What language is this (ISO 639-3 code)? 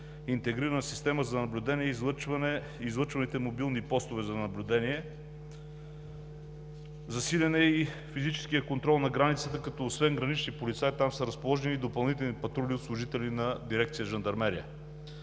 bul